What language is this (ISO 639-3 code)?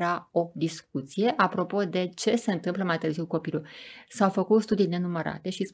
ron